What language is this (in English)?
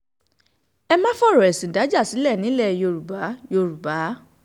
Yoruba